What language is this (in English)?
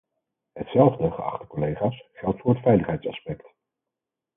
Dutch